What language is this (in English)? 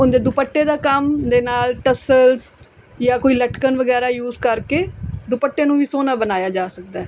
Punjabi